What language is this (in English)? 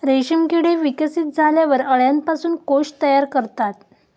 Marathi